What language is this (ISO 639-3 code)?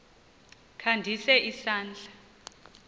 xho